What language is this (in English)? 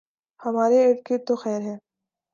Urdu